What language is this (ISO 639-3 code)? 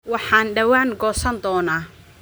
som